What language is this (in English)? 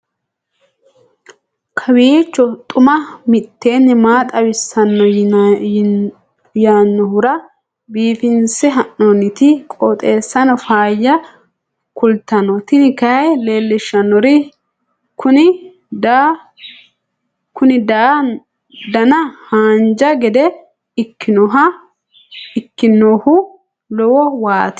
Sidamo